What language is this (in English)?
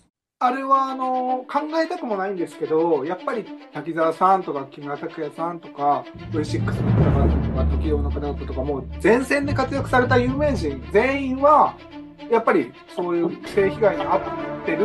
Japanese